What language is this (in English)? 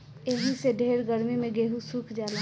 Bhojpuri